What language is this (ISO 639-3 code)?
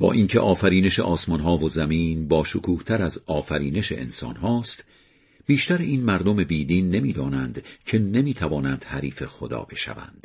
fas